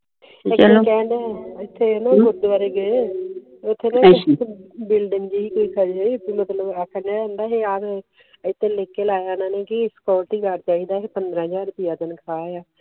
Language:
Punjabi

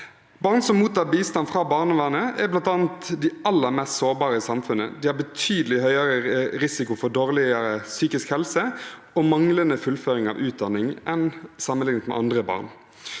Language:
Norwegian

